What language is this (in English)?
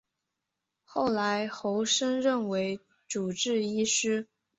Chinese